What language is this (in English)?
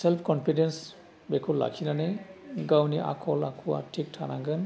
Bodo